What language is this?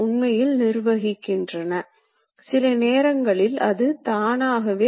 Tamil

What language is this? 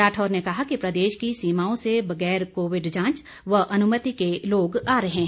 Hindi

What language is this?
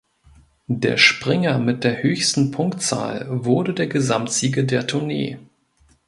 German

